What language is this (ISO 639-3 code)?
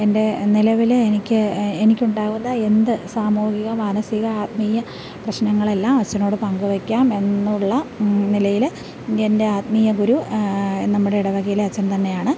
mal